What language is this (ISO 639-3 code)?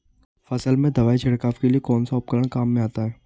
hin